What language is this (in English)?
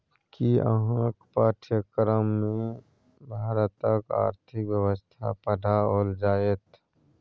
Maithili